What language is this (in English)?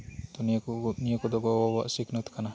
Santali